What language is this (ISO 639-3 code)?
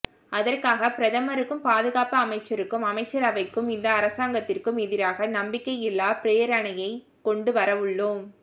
tam